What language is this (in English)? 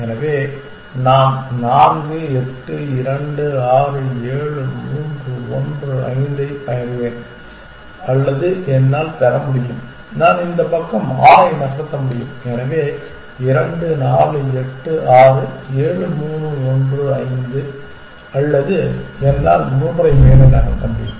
Tamil